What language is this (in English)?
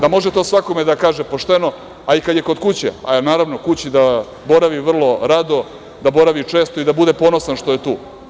Serbian